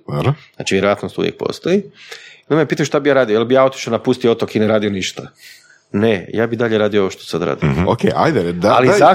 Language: Croatian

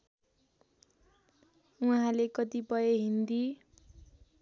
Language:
Nepali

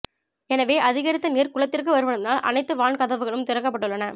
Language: Tamil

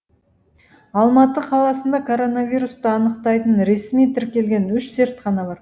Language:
Kazakh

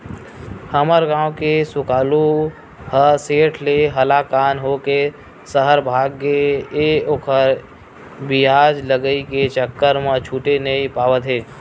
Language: Chhattisgarhi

